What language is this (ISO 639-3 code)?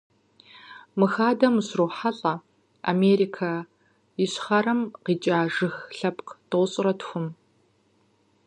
kbd